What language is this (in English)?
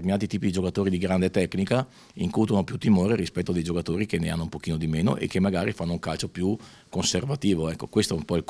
Italian